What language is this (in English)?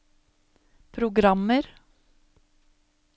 Norwegian